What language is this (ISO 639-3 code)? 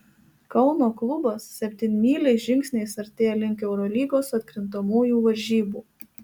lit